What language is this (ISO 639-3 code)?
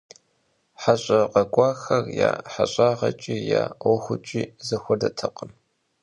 kbd